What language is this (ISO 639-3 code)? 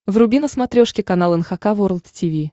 rus